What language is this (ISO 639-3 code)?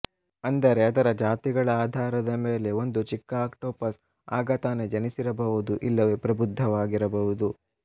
kan